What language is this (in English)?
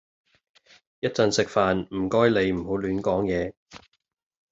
Cantonese